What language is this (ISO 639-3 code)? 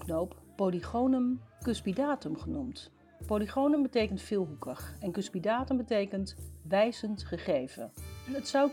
nld